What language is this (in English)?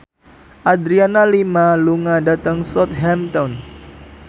Javanese